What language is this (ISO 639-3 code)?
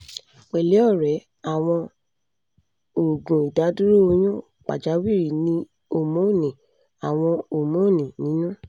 yor